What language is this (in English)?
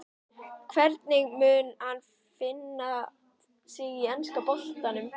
Icelandic